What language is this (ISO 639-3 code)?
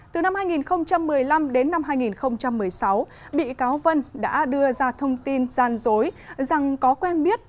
vie